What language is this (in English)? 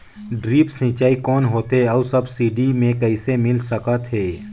Chhattisgarhi